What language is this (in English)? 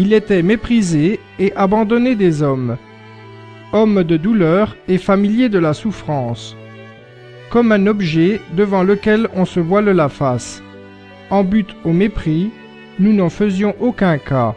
French